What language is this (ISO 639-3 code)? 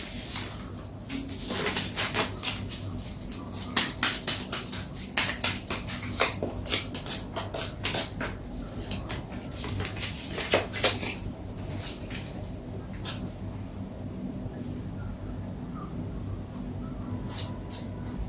vie